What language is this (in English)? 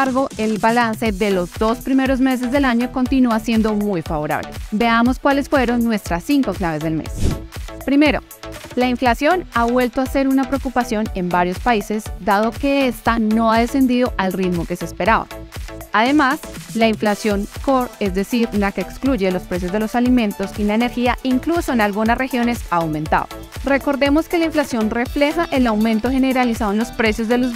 Spanish